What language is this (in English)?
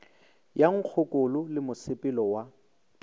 Northern Sotho